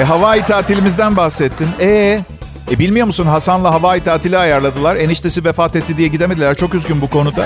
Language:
Turkish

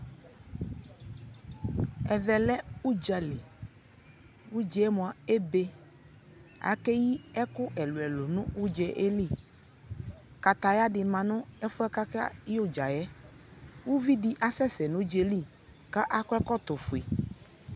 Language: Ikposo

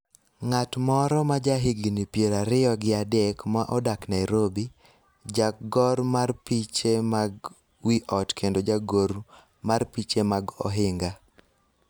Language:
Luo (Kenya and Tanzania)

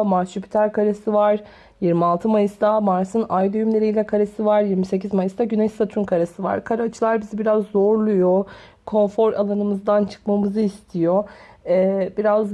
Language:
Turkish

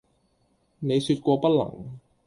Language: Cantonese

